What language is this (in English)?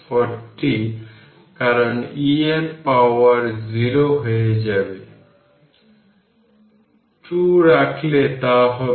Bangla